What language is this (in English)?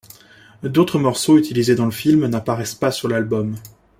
French